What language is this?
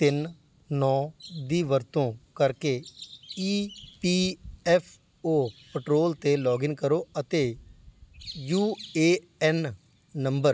Punjabi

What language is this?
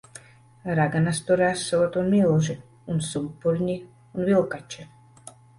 Latvian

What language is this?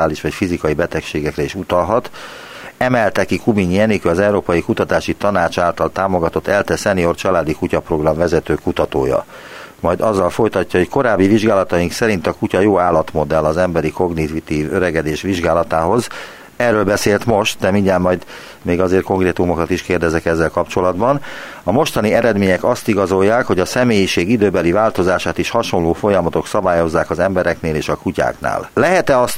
Hungarian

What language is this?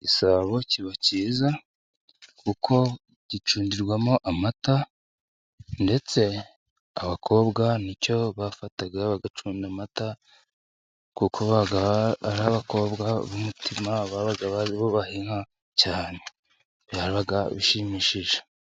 Kinyarwanda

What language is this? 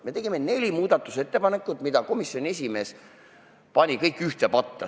Estonian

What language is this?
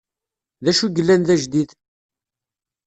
Kabyle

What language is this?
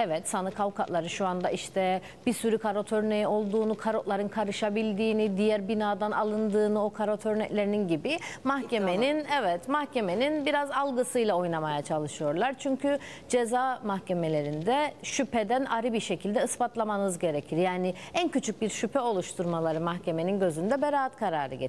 Turkish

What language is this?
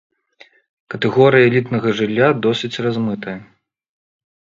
Belarusian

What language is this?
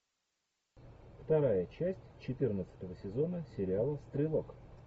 Russian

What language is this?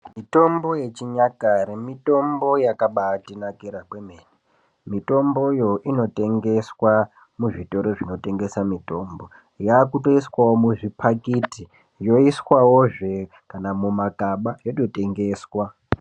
Ndau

